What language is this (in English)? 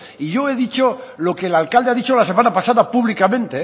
Spanish